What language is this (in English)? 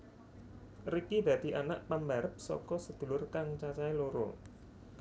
Javanese